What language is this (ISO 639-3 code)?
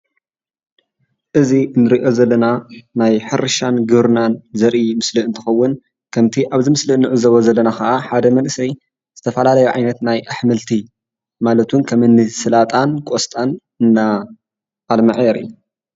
tir